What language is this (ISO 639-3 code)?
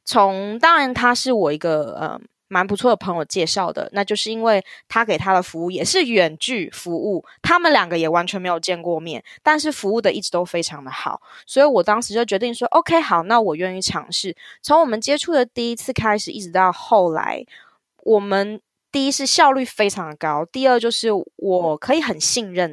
zho